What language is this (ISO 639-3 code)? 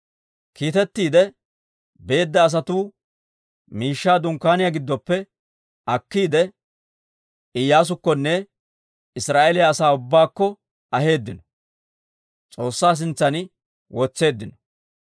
dwr